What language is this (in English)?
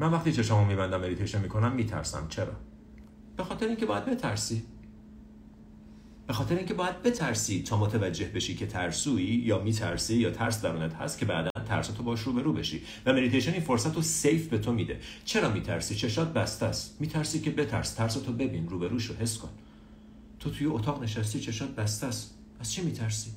Persian